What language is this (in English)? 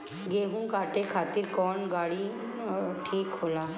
Bhojpuri